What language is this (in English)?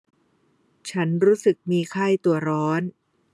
Thai